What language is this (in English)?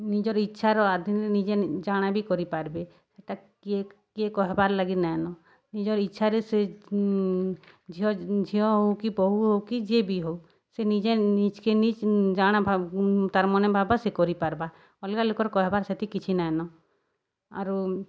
Odia